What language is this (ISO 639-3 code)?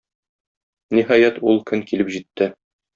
tat